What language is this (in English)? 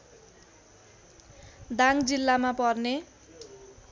Nepali